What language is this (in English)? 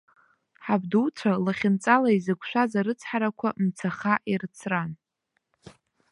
Abkhazian